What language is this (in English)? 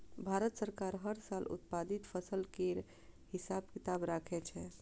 Maithili